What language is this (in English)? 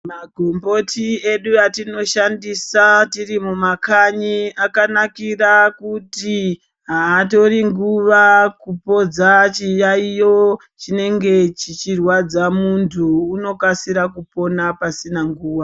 Ndau